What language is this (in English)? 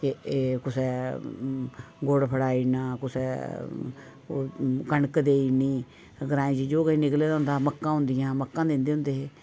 Dogri